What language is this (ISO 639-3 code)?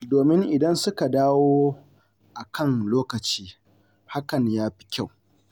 hau